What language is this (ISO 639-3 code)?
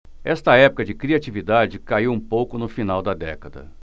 por